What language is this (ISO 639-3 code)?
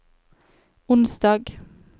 nor